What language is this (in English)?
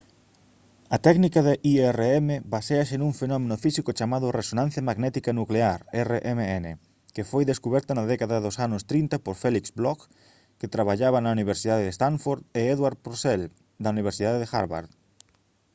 Galician